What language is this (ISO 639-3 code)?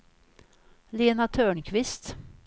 swe